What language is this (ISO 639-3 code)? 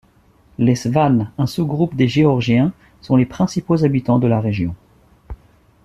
fra